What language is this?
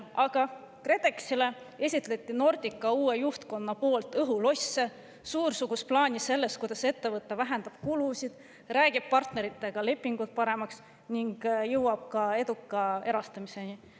Estonian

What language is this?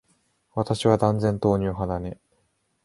Japanese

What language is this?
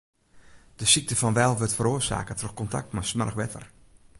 Western Frisian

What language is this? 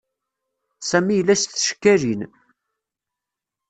Kabyle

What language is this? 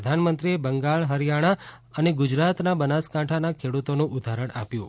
Gujarati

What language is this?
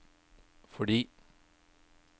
Norwegian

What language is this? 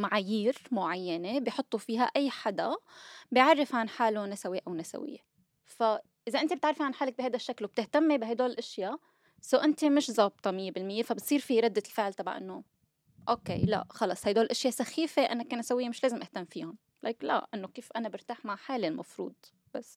Arabic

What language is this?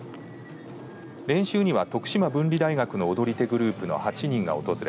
Japanese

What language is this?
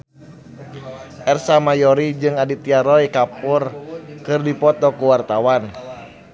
Sundanese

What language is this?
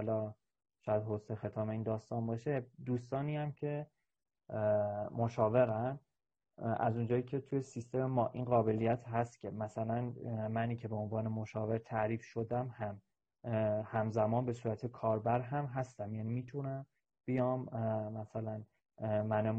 Persian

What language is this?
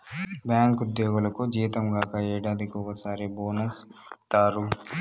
Telugu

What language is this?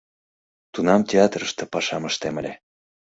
Mari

